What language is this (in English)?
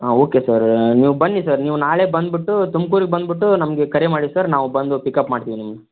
Kannada